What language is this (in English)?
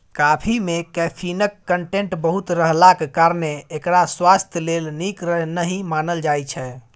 Maithili